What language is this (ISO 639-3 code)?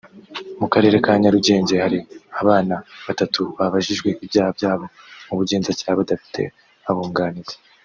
kin